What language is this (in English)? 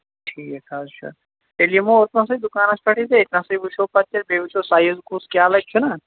Kashmiri